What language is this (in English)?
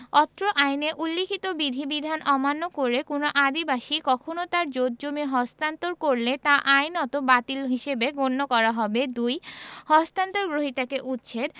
Bangla